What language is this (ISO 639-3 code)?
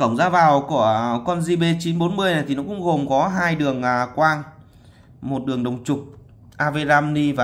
vie